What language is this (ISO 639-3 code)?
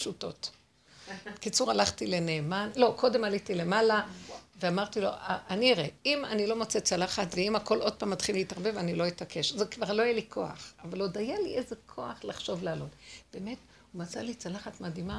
heb